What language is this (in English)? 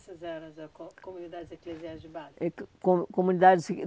Portuguese